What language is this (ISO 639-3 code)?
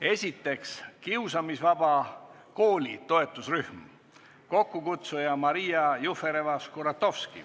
est